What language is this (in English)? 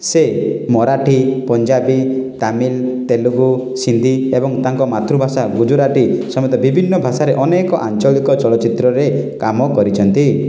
Odia